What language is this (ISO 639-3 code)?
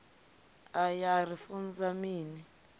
ven